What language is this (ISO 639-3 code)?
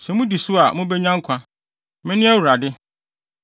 aka